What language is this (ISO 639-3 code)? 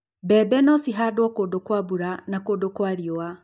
kik